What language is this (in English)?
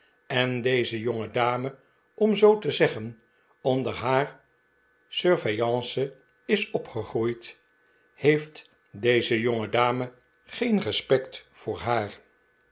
Dutch